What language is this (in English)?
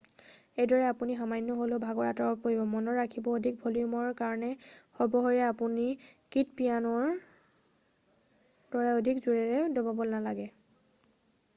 Assamese